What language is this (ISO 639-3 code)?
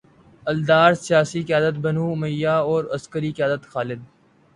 urd